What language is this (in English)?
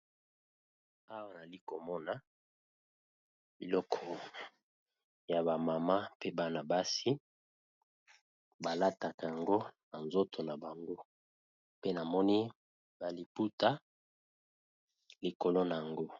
Lingala